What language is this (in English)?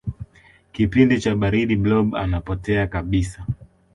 Swahili